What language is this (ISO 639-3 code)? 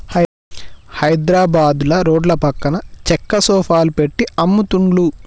tel